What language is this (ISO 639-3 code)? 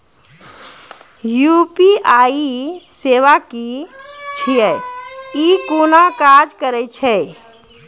mai